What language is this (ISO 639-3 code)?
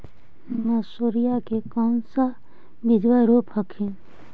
mag